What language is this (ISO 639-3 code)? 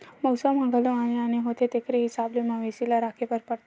hne